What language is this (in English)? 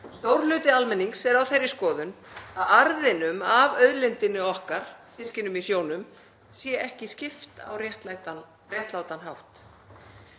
Icelandic